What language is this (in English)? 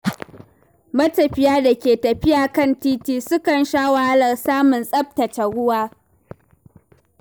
Hausa